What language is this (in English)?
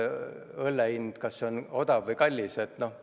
Estonian